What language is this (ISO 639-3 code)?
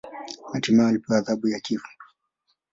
swa